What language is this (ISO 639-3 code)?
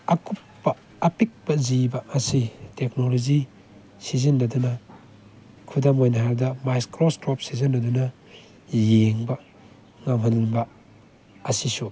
mni